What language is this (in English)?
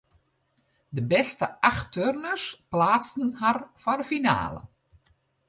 Western Frisian